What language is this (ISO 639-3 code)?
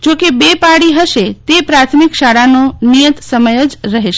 guj